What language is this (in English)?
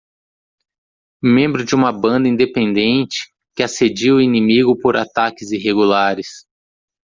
Portuguese